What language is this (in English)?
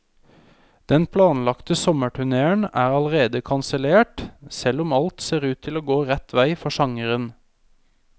Norwegian